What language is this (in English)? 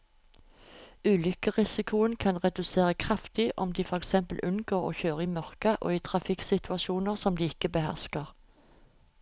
Norwegian